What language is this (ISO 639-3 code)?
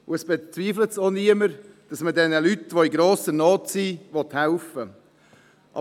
gsw